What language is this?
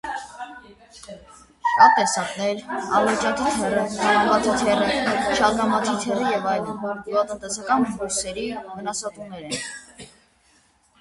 Armenian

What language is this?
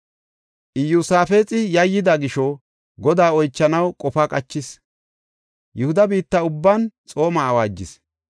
Gofa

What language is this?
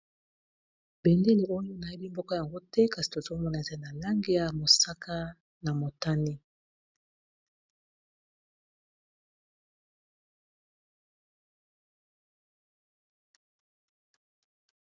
Lingala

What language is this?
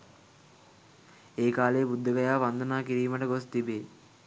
Sinhala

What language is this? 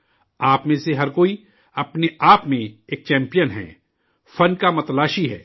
Urdu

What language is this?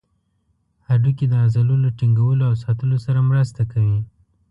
Pashto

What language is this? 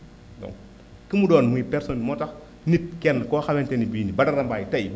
Wolof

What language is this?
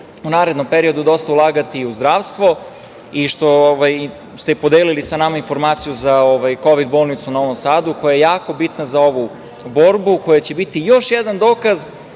Serbian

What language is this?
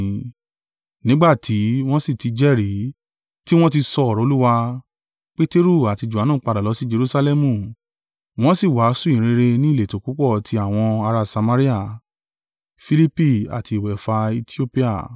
Yoruba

